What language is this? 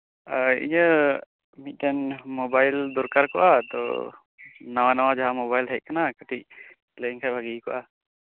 Santali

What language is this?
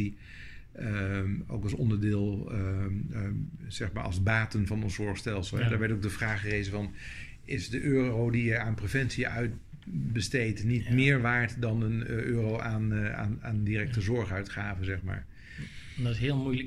Dutch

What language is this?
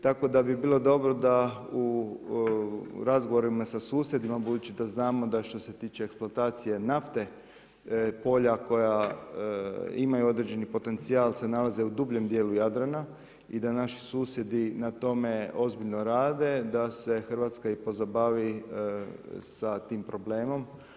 Croatian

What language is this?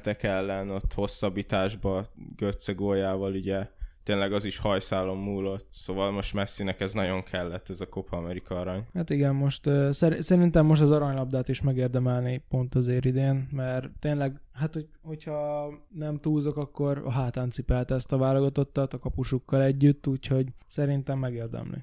Hungarian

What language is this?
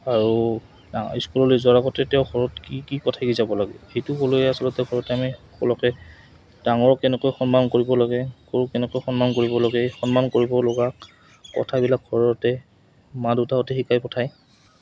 Assamese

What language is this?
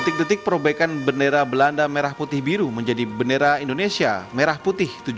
Indonesian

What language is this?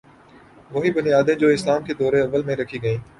Urdu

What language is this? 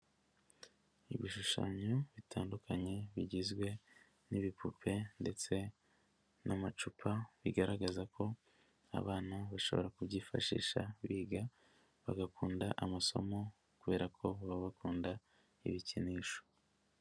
Kinyarwanda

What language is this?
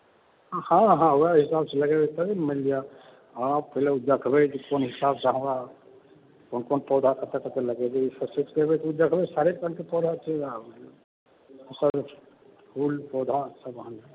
Maithili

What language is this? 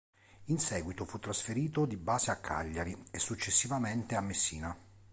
Italian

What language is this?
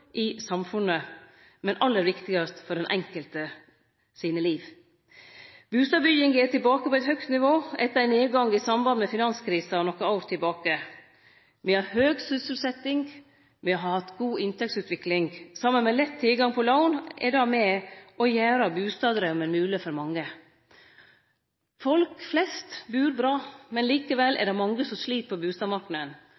Norwegian Nynorsk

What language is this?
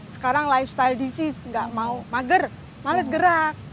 Indonesian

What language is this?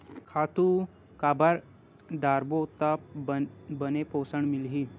Chhattisgarhi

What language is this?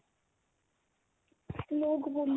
Punjabi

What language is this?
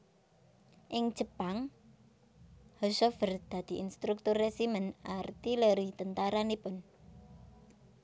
Javanese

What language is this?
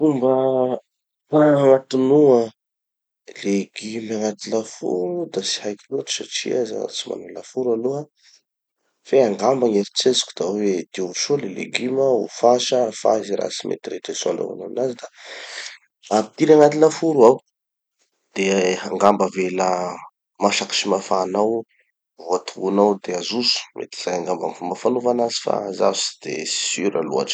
Tanosy Malagasy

